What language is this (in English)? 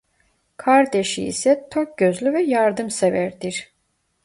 Turkish